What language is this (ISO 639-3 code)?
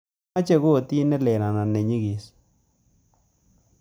kln